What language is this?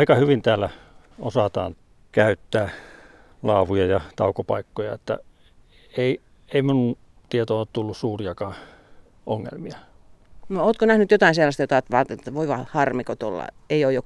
Finnish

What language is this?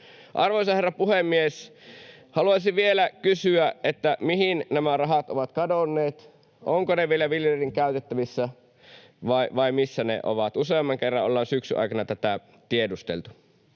Finnish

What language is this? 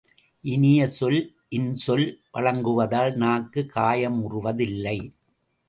Tamil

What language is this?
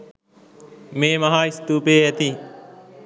Sinhala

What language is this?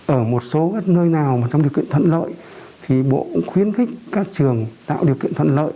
Vietnamese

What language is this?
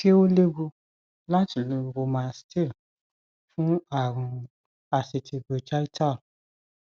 Yoruba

